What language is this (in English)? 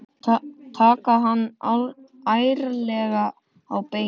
Icelandic